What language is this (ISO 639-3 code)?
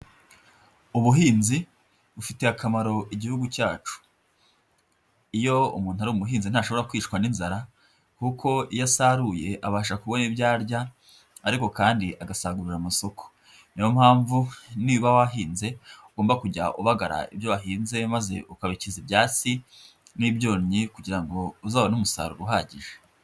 kin